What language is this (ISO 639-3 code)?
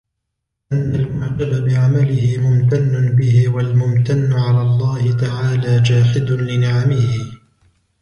ara